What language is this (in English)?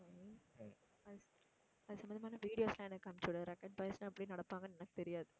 Tamil